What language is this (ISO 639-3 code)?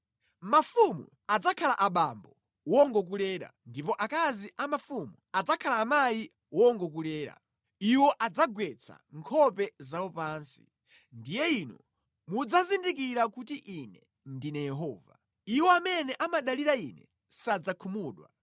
nya